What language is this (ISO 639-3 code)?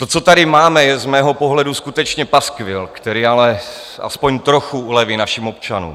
ces